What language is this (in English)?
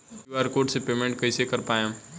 Bhojpuri